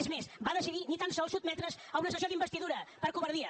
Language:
Catalan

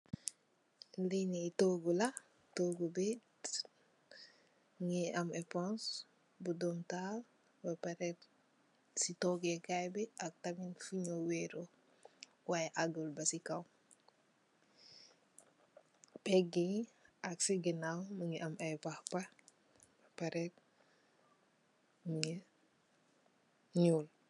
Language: Wolof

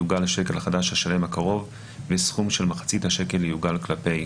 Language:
Hebrew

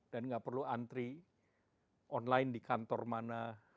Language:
Indonesian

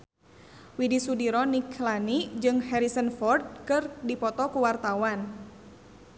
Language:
Sundanese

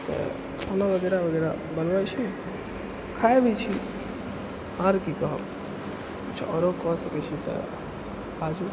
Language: Maithili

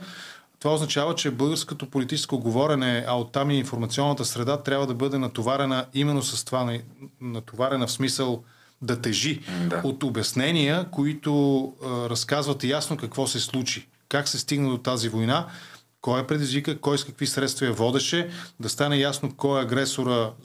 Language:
Bulgarian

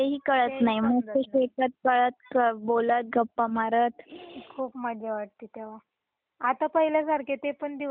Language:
Marathi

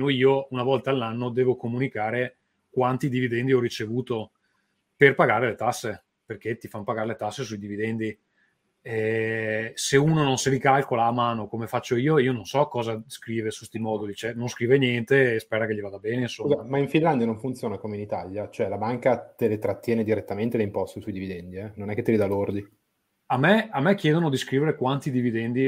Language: Italian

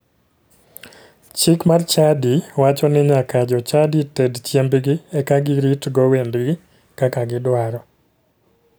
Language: Luo (Kenya and Tanzania)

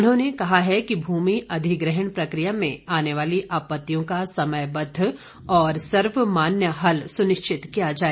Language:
Hindi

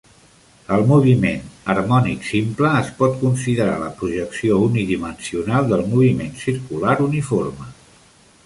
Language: Catalan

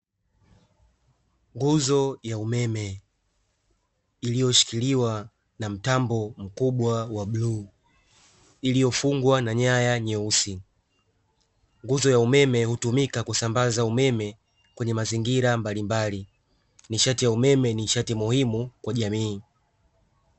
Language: Swahili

